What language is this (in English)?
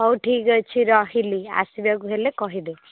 Odia